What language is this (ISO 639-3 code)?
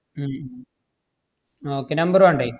mal